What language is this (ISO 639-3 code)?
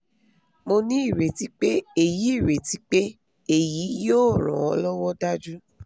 yor